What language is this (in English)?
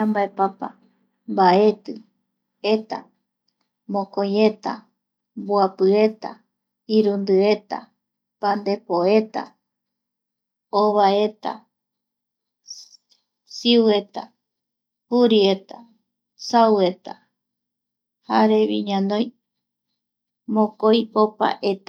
Eastern Bolivian Guaraní